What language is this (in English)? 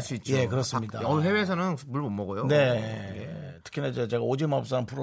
Korean